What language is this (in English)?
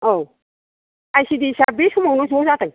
Bodo